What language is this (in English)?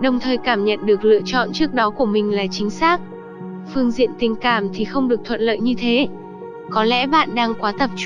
Vietnamese